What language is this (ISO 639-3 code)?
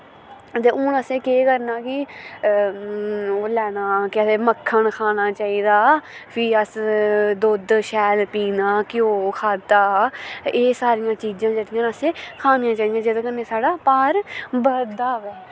doi